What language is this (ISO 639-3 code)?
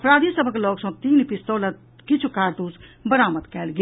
mai